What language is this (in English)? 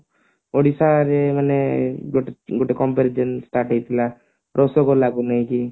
Odia